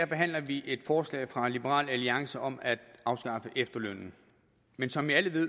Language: Danish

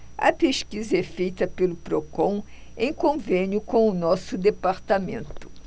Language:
Portuguese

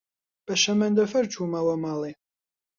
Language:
Central Kurdish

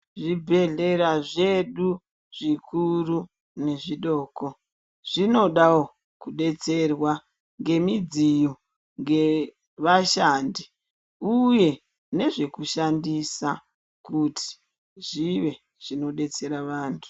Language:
Ndau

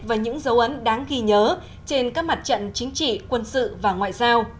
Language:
Vietnamese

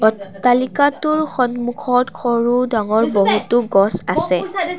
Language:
Assamese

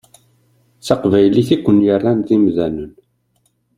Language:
Kabyle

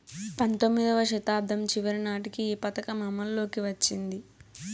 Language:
Telugu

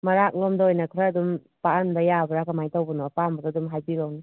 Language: Manipuri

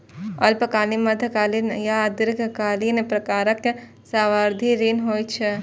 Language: Maithili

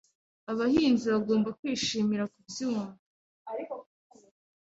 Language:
Kinyarwanda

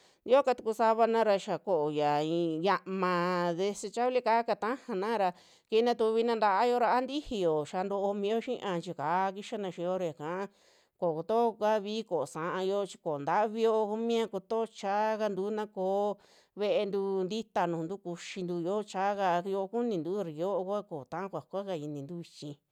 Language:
Western Juxtlahuaca Mixtec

